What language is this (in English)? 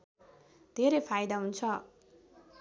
Nepali